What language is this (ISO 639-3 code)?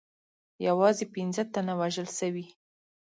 pus